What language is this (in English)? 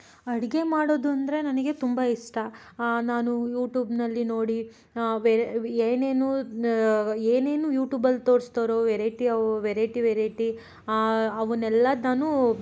Kannada